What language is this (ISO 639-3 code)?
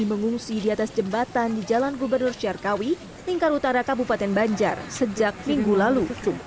ind